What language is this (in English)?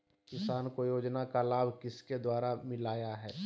Magahi